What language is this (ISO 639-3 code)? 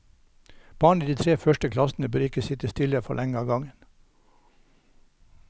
nor